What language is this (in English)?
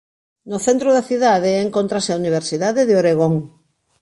Galician